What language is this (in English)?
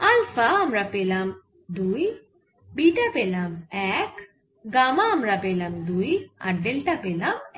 Bangla